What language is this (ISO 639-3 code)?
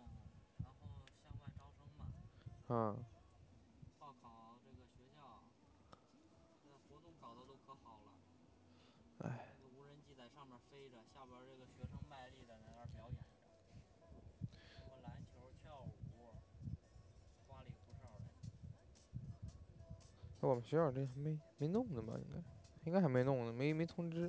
zho